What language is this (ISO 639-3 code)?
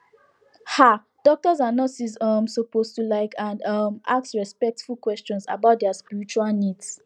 pcm